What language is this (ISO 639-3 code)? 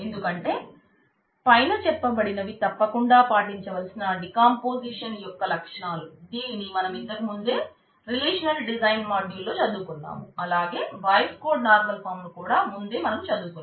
tel